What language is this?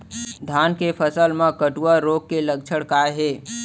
Chhattisgarhi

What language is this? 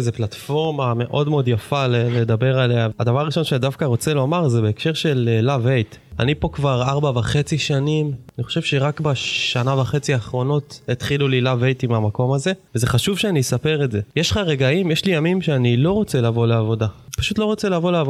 Hebrew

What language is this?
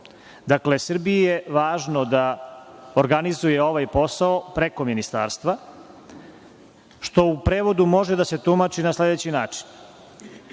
Serbian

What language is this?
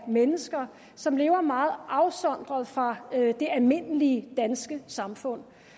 Danish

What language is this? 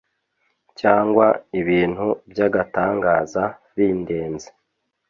Kinyarwanda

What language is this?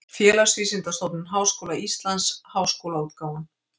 Icelandic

